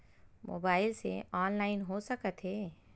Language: Chhattisgarhi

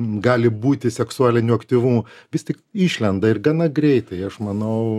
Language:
Lithuanian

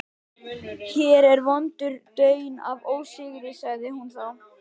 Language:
Icelandic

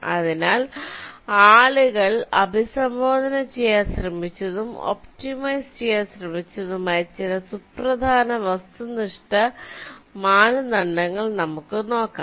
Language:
Malayalam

